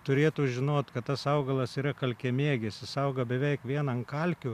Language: Lithuanian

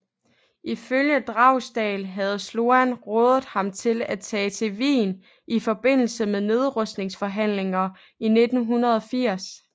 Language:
Danish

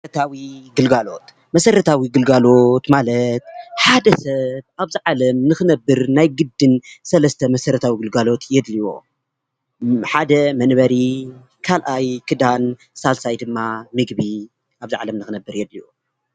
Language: Tigrinya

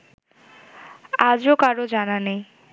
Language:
Bangla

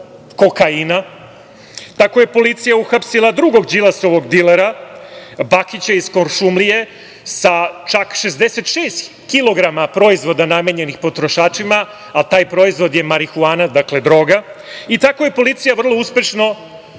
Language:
Serbian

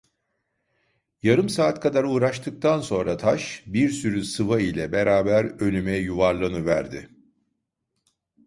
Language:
Turkish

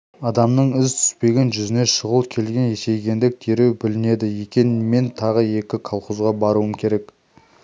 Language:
Kazakh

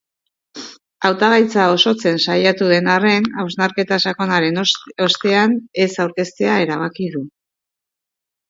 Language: Basque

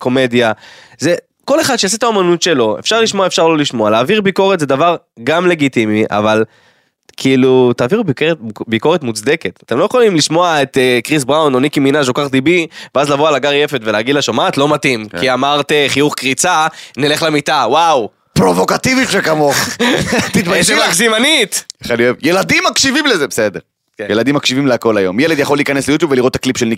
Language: Hebrew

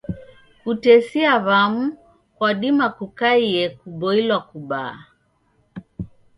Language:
Taita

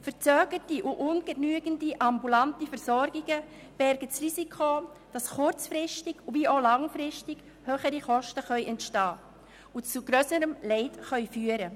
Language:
Swiss German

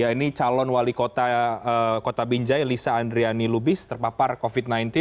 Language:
Indonesian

